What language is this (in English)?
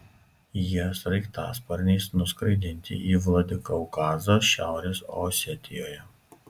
Lithuanian